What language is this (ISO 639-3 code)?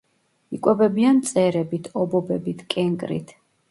kat